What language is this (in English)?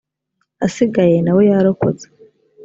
Kinyarwanda